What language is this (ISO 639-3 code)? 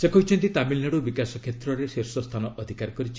ori